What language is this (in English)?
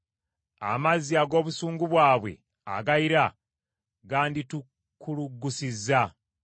Ganda